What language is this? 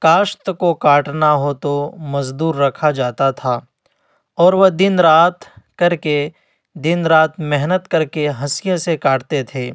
Urdu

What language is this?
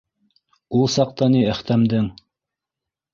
Bashkir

